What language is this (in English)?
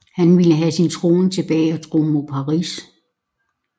Danish